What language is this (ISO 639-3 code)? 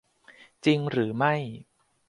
tha